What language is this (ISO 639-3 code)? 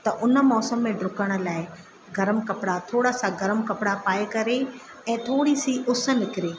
snd